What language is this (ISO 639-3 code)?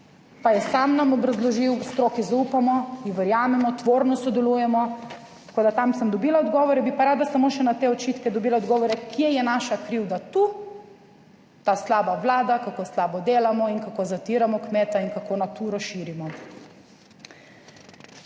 slv